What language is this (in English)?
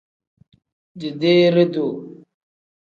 Tem